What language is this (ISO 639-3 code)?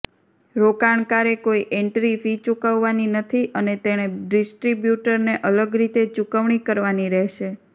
guj